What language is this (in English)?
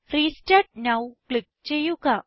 Malayalam